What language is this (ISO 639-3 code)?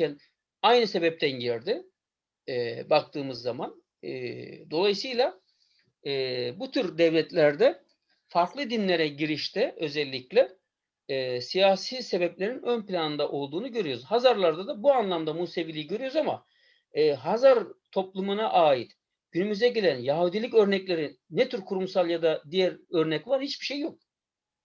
tur